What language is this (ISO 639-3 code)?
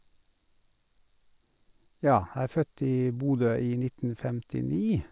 nor